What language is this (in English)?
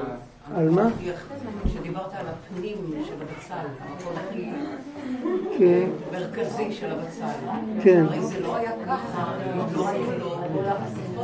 Hebrew